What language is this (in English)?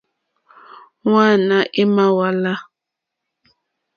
Mokpwe